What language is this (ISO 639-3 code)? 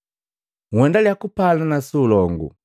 mgv